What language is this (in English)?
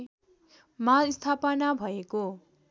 Nepali